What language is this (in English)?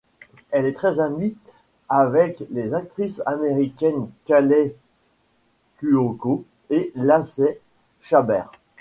French